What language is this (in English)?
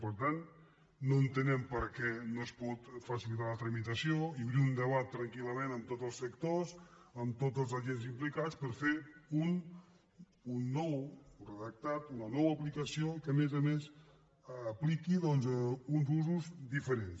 Catalan